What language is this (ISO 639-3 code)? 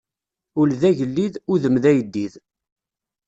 kab